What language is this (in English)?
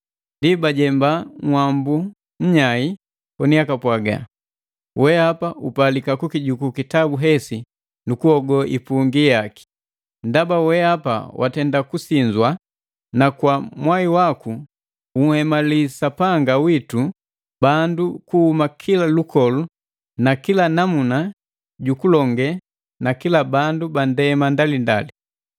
Matengo